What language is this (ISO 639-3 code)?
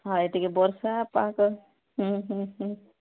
ori